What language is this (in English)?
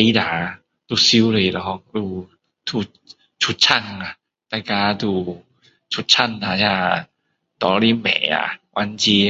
Min Dong Chinese